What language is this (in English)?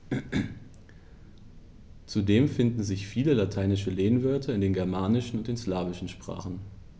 German